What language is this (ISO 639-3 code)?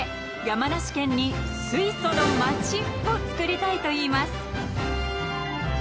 jpn